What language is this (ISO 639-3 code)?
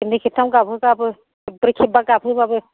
brx